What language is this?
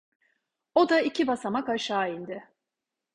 Turkish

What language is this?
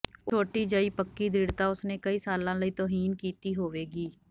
Punjabi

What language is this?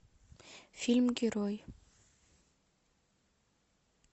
Russian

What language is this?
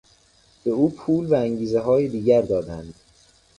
Persian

